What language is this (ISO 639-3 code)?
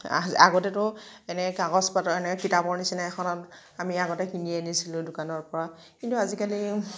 asm